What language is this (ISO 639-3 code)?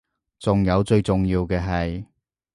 yue